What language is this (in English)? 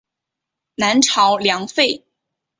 Chinese